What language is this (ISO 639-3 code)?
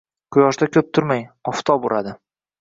uzb